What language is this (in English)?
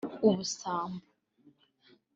Kinyarwanda